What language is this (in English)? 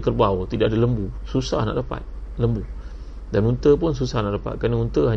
Malay